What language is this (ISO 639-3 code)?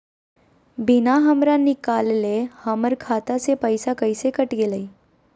mag